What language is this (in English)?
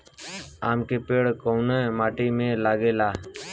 Bhojpuri